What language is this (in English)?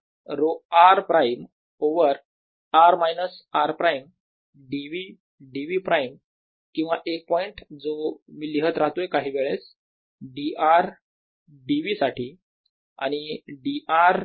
Marathi